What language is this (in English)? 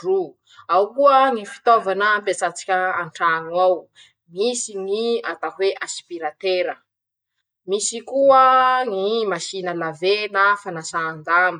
Masikoro Malagasy